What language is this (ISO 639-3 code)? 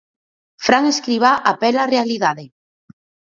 glg